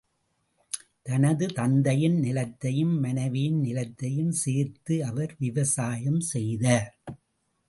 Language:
Tamil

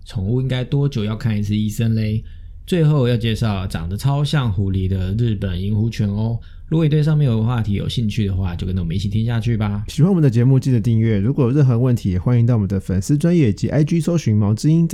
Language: Chinese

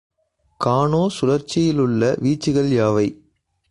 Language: Tamil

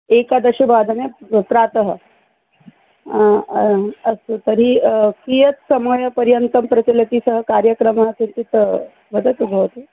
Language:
Sanskrit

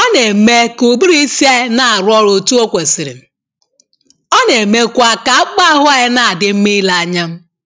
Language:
Igbo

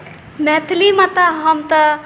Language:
Maithili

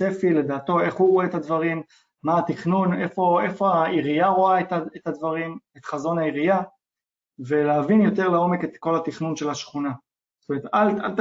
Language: Hebrew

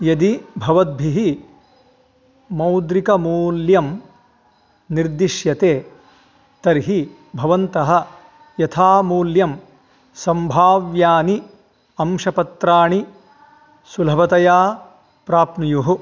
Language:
Sanskrit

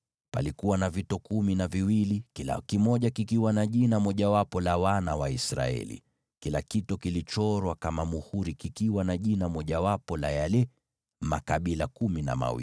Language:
Swahili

